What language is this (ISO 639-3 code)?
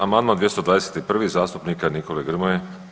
hrv